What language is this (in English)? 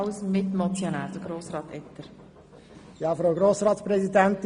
Swiss German